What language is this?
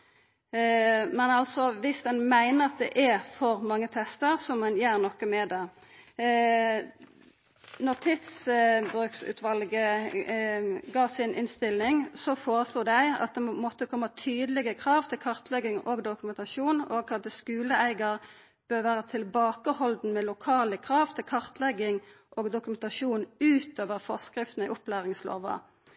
Norwegian Nynorsk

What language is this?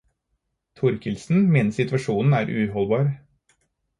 Norwegian Bokmål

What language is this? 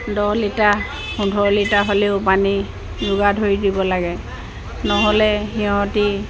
Assamese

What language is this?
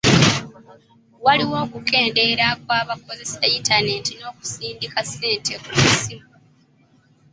Ganda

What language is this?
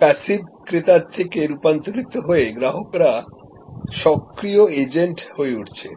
Bangla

